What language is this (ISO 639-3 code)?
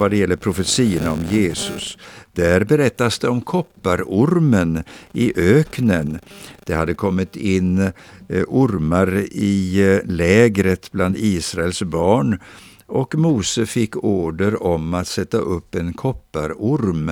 swe